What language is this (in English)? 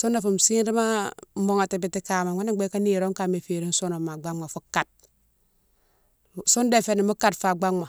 Mansoanka